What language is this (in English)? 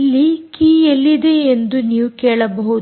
Kannada